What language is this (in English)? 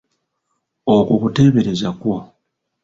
Ganda